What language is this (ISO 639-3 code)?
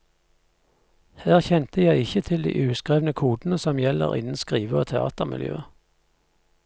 nor